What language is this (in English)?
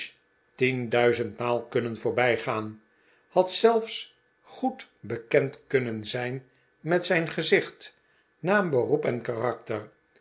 Dutch